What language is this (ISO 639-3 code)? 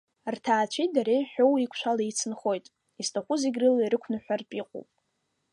abk